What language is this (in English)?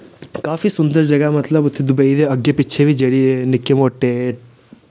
Dogri